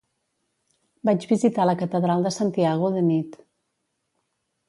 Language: Catalan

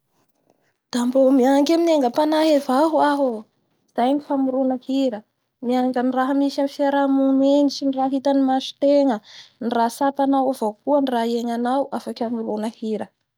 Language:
Bara Malagasy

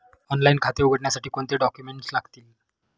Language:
Marathi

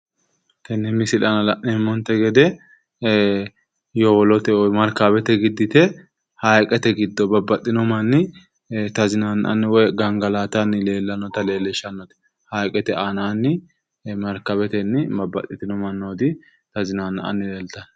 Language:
Sidamo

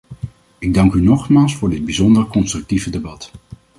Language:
Dutch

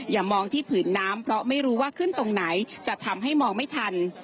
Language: Thai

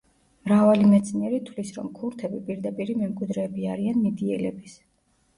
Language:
Georgian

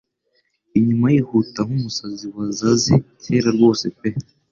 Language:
Kinyarwanda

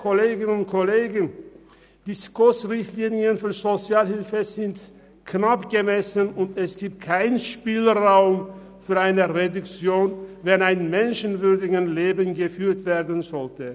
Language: Swiss German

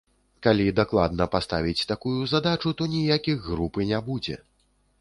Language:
Belarusian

